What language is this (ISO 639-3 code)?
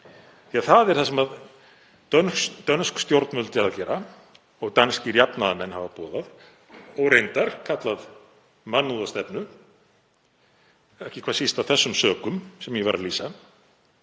isl